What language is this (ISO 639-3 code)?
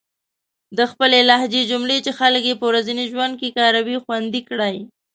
pus